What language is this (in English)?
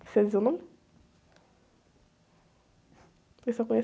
Portuguese